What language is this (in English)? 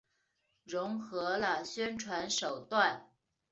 Chinese